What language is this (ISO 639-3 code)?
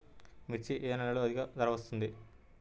tel